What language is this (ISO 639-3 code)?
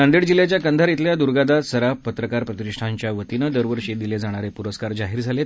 mar